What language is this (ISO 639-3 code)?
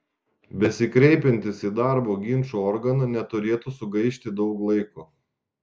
lit